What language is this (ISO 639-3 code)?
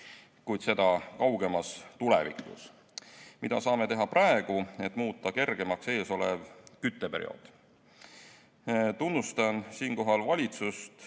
est